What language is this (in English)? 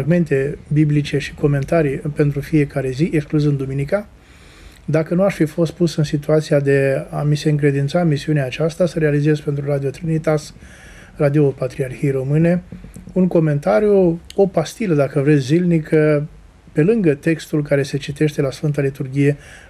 Romanian